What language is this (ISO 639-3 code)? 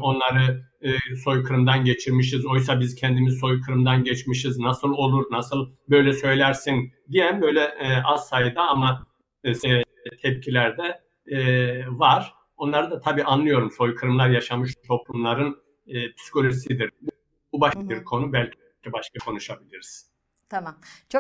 tur